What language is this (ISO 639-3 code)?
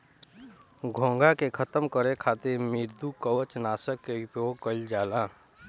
bho